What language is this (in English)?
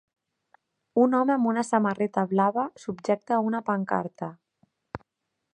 Catalan